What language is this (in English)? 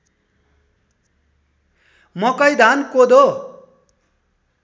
Nepali